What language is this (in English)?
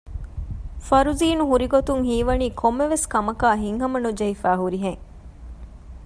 Divehi